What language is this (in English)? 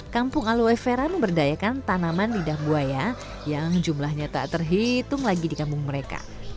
Indonesian